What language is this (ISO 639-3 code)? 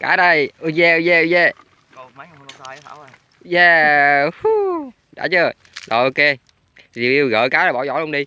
vie